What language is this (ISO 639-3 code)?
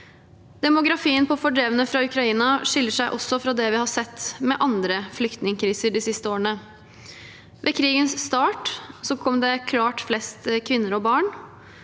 nor